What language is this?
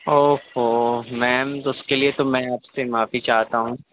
Urdu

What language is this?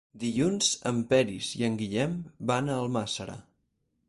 Catalan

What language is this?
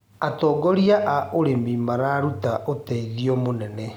Kikuyu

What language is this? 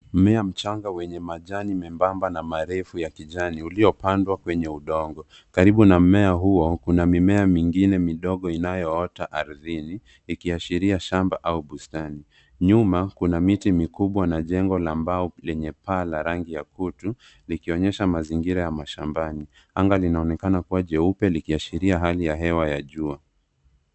Swahili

